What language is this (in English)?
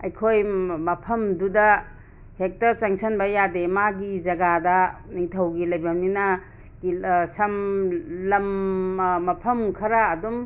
Manipuri